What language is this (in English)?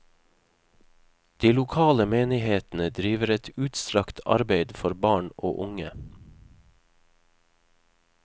Norwegian